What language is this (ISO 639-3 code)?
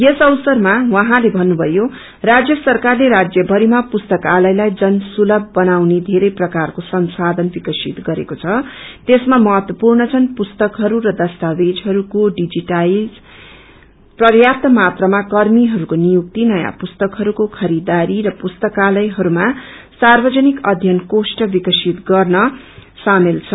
nep